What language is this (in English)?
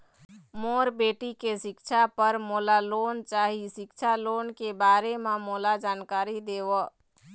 Chhattisgarhi